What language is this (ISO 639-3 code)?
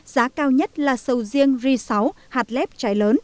vie